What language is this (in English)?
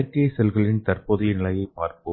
Tamil